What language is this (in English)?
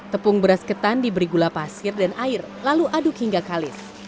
Indonesian